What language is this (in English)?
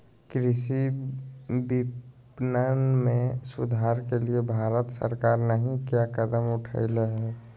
Magahi